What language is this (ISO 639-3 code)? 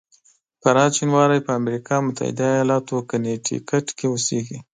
pus